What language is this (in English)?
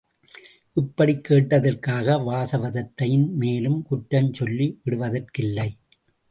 Tamil